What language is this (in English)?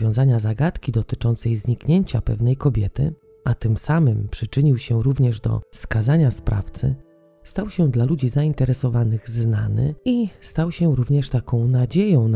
Polish